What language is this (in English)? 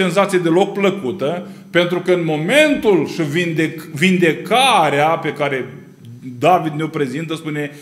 Romanian